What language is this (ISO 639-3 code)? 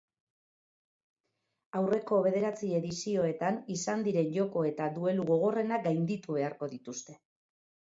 eus